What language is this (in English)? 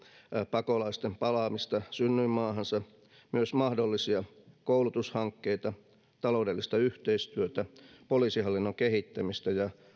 Finnish